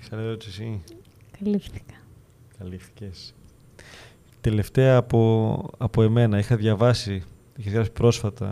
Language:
Greek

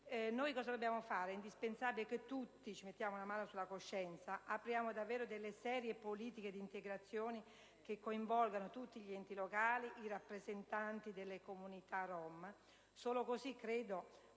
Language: Italian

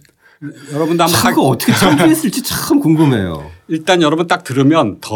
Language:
Korean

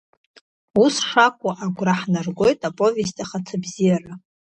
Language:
Abkhazian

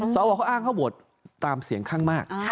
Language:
Thai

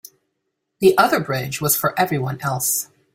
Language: English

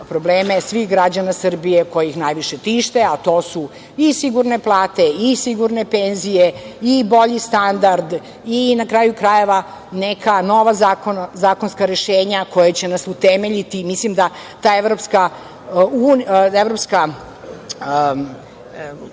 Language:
Serbian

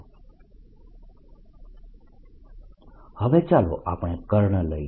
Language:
Gujarati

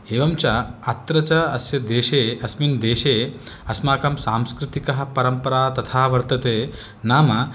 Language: Sanskrit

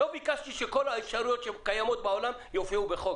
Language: Hebrew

